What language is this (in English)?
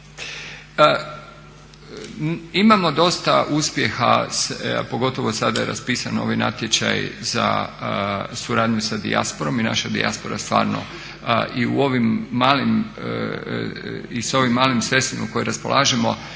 Croatian